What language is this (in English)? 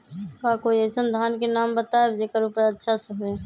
Magahi